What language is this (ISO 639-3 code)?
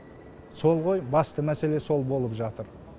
kaz